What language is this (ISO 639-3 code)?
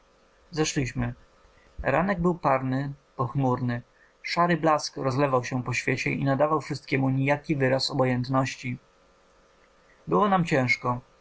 pol